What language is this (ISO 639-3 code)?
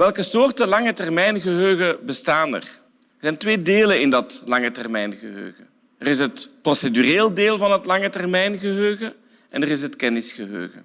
nld